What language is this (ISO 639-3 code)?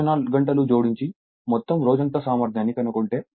tel